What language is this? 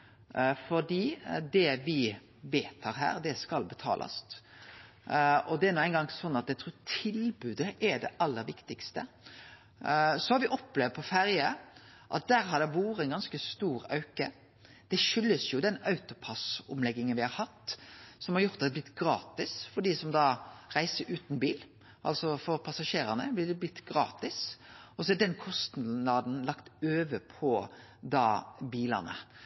Norwegian Nynorsk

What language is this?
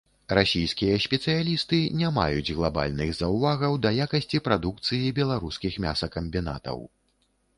Belarusian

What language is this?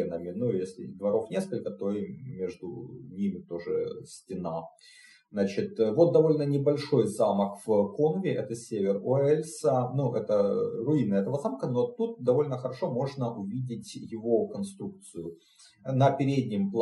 Russian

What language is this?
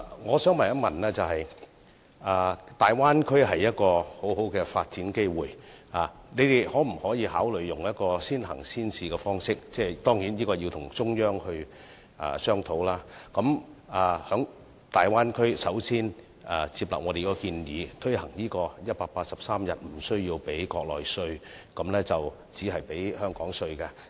Cantonese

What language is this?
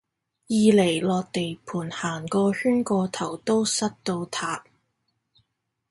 Cantonese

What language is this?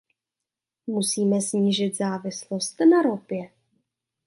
Czech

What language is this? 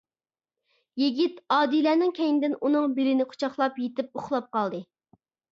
Uyghur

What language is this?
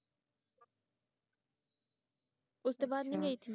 Punjabi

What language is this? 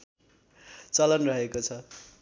Nepali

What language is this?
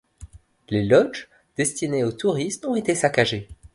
French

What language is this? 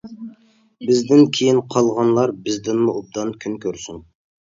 Uyghur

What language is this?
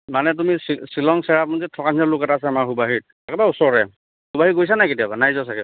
Assamese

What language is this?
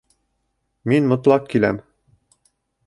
Bashkir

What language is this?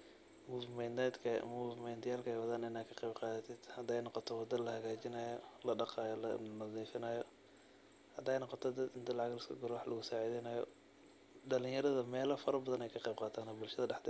Somali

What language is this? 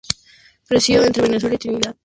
Spanish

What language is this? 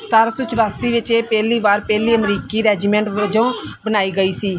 Punjabi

